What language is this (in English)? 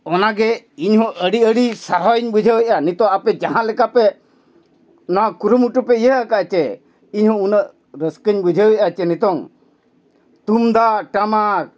Santali